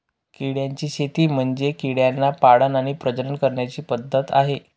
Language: Marathi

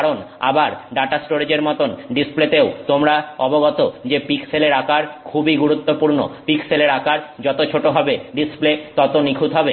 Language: Bangla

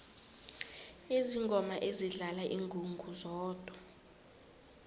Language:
South Ndebele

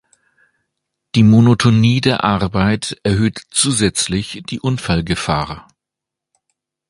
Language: German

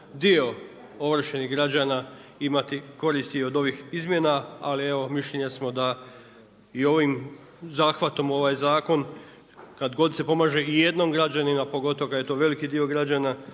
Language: Croatian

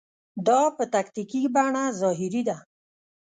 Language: Pashto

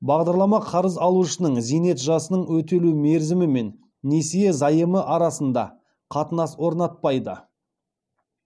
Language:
Kazakh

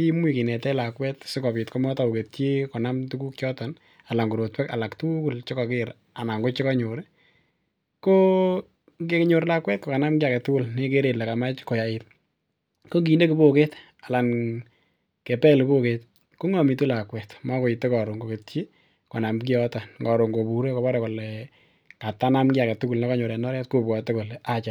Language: Kalenjin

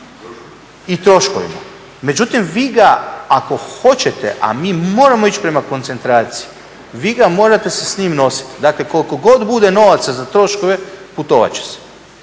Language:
Croatian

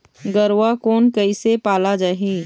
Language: Chhattisgarhi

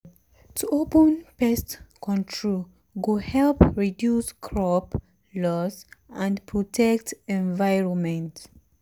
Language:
Nigerian Pidgin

